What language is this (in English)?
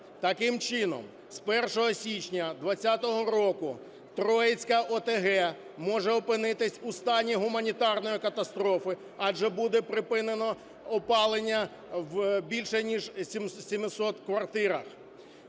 Ukrainian